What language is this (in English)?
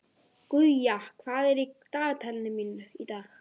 Icelandic